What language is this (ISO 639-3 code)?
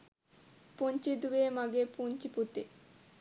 sin